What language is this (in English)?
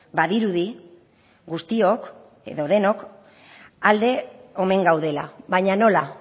Basque